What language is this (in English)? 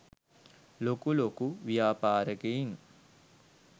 Sinhala